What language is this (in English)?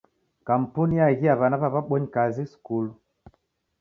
Taita